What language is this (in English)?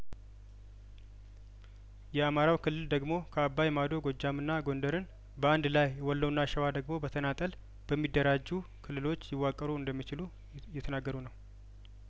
Amharic